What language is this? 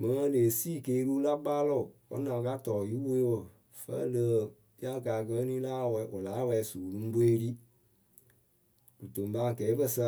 Akebu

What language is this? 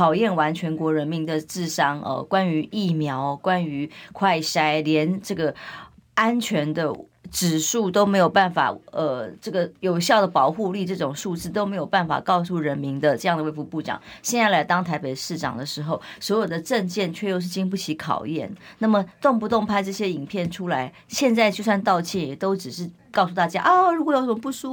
Chinese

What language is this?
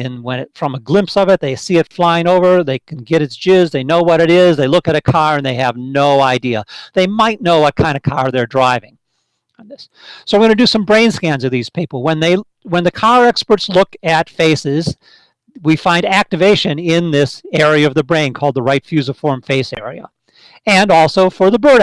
English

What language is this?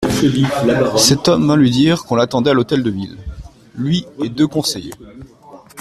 French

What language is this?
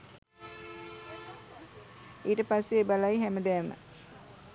Sinhala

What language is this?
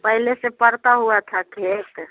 Hindi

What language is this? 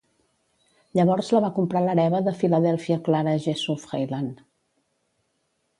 Catalan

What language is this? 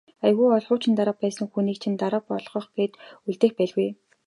Mongolian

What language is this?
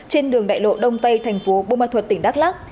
Vietnamese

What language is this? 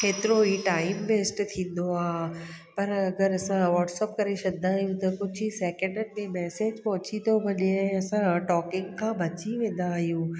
Sindhi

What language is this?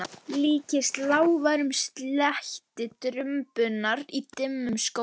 Icelandic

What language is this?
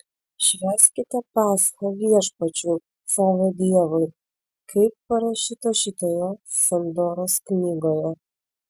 Lithuanian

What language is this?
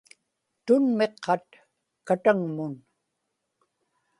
Inupiaq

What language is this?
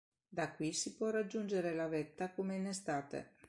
Italian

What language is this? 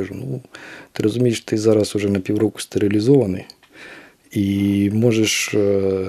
Ukrainian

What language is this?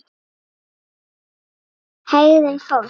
Icelandic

